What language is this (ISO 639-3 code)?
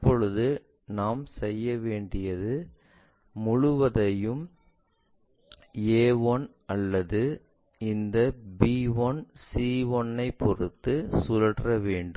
tam